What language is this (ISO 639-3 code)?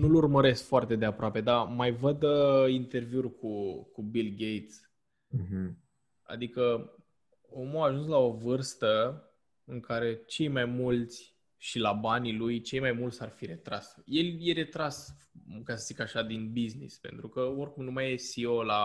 ron